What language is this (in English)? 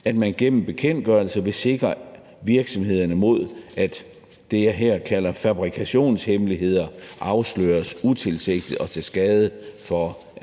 Danish